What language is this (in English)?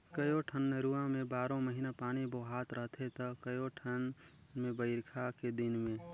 Chhattisgarhi